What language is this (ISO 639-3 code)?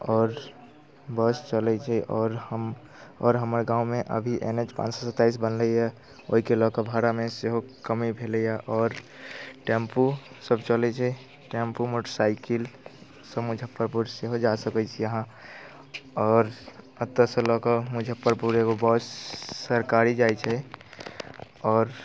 mai